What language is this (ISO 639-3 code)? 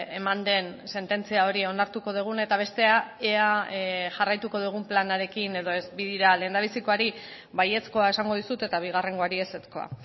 eus